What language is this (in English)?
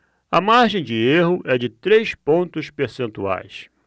Portuguese